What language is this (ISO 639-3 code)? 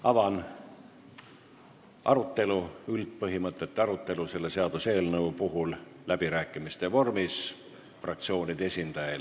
est